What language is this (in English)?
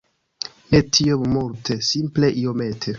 Esperanto